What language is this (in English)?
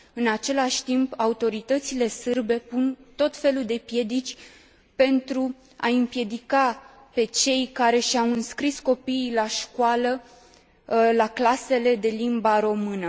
Romanian